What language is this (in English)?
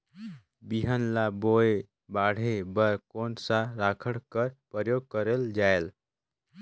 Chhattisgarhi